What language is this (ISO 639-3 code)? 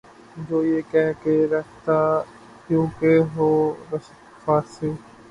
urd